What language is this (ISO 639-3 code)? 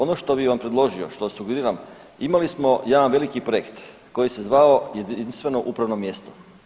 hrv